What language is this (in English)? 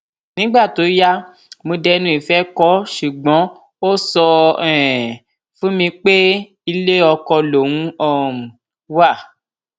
Yoruba